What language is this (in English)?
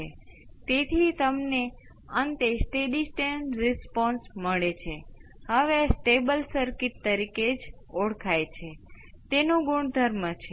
Gujarati